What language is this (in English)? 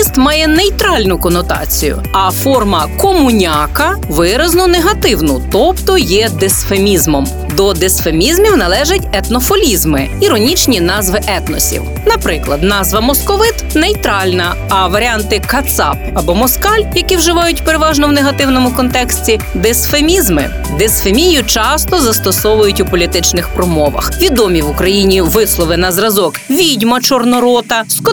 Ukrainian